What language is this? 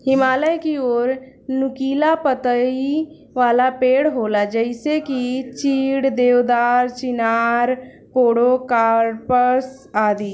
Bhojpuri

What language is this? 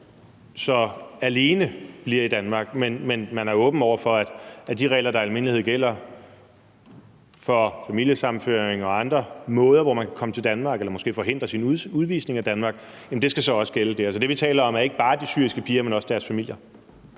Danish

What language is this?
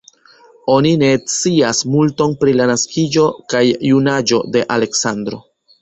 Esperanto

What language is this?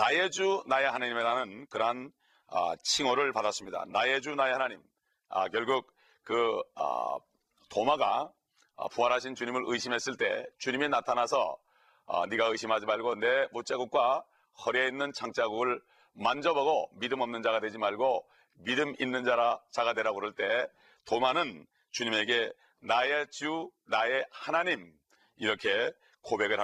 Korean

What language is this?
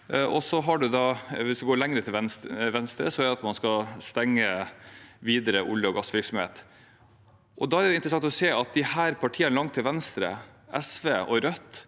Norwegian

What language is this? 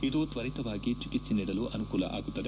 Kannada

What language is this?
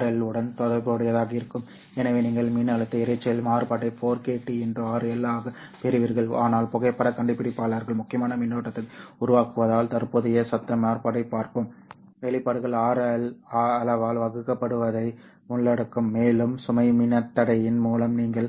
Tamil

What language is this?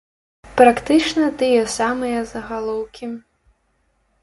Belarusian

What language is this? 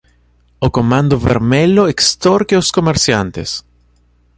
Portuguese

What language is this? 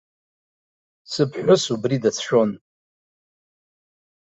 Abkhazian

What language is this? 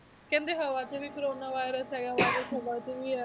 Punjabi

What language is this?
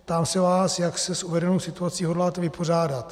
Czech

